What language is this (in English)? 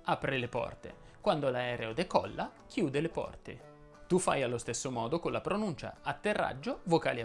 Italian